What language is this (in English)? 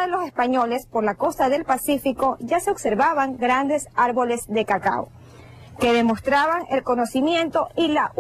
Spanish